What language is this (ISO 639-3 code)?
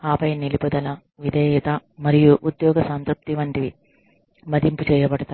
tel